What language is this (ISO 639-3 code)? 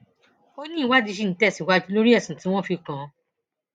yor